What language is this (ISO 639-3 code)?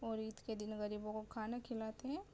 urd